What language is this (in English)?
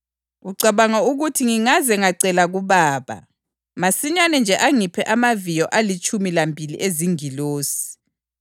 North Ndebele